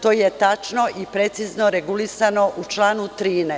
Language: Serbian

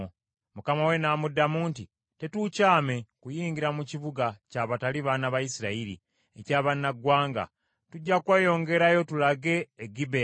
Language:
Ganda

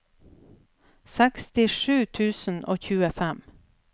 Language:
Norwegian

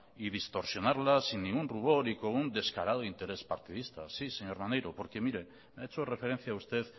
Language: Spanish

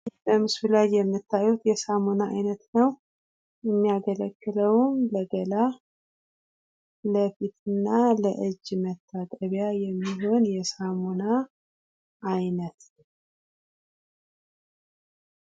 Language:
Amharic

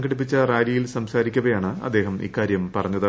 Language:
Malayalam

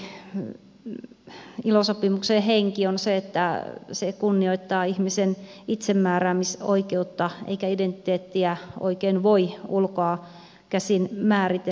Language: Finnish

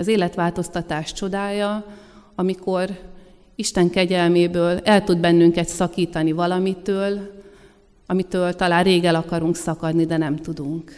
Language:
Hungarian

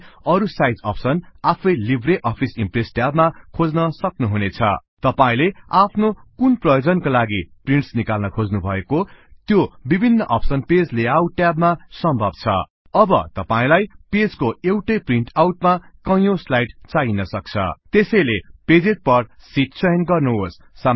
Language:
Nepali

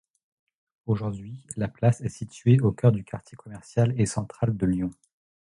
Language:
French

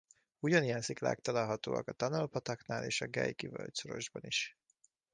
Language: Hungarian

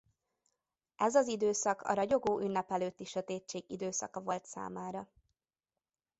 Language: Hungarian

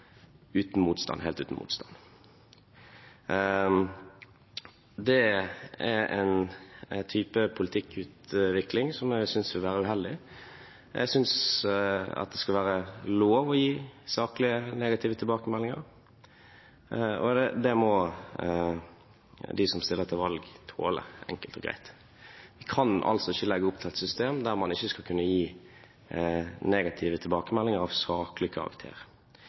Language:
Norwegian Bokmål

